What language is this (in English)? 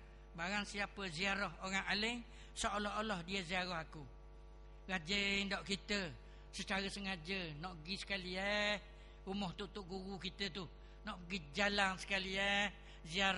Malay